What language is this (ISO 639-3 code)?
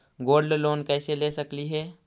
mag